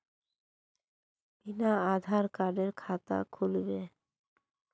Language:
Magahi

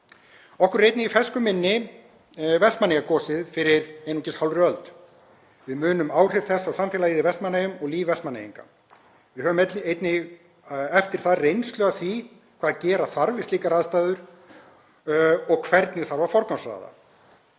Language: Icelandic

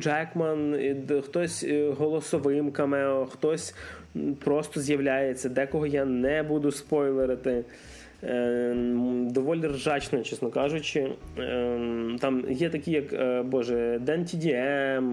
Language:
Ukrainian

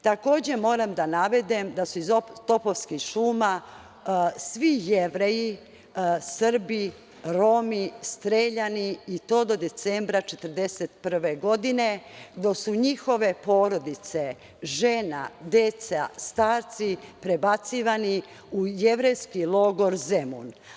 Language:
Serbian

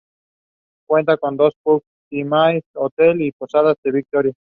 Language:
English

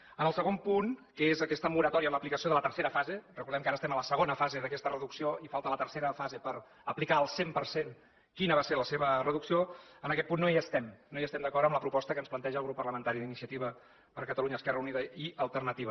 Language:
Catalan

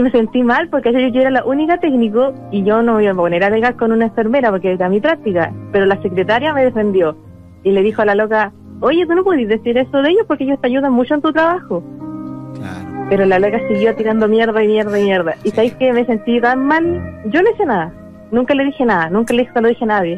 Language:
Spanish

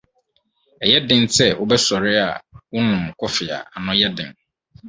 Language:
Akan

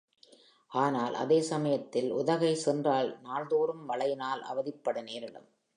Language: Tamil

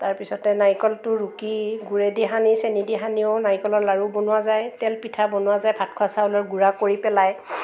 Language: Assamese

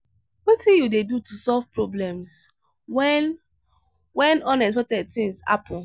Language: Nigerian Pidgin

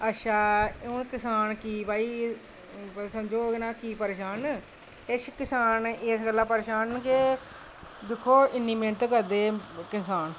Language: Dogri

